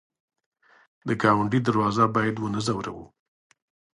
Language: Pashto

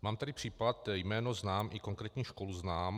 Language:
Czech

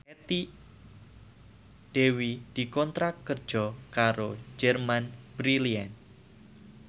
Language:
Javanese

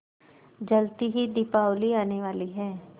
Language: Hindi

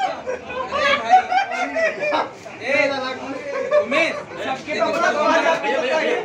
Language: Arabic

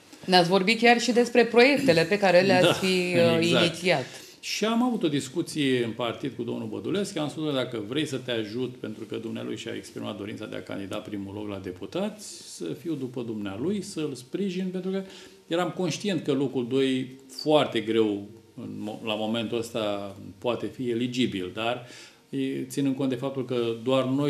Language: Romanian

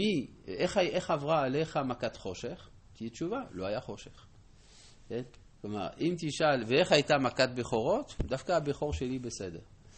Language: Hebrew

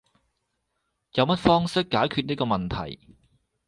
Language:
Cantonese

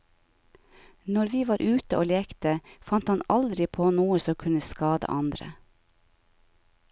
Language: Norwegian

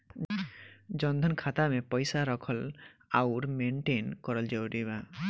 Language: Bhojpuri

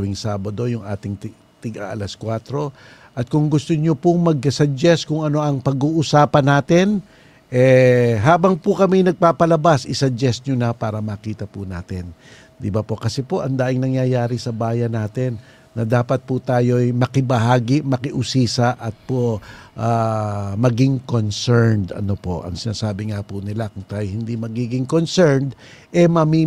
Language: Filipino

